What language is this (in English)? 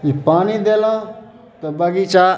Maithili